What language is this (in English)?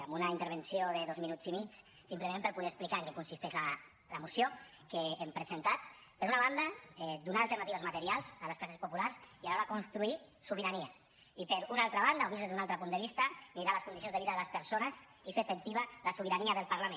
Catalan